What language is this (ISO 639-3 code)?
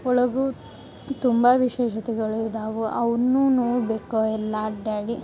kan